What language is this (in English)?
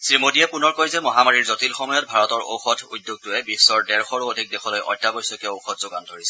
Assamese